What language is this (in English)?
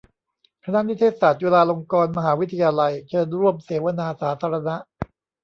Thai